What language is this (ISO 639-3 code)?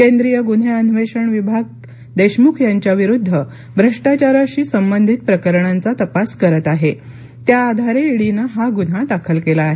mar